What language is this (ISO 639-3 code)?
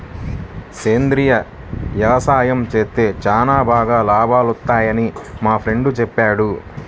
tel